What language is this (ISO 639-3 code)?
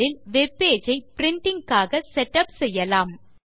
tam